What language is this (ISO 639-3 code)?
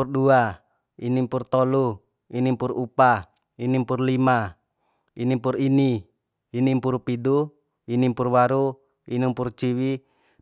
bhp